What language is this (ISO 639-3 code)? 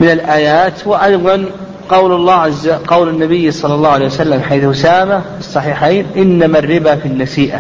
ara